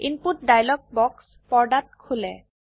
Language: Assamese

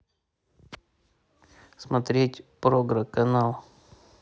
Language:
Russian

